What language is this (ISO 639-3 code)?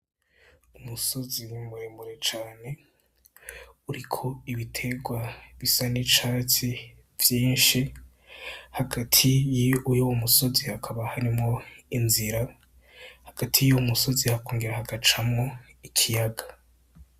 run